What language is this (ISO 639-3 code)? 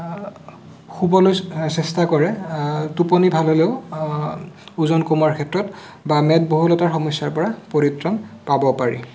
asm